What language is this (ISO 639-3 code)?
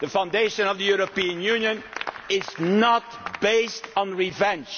eng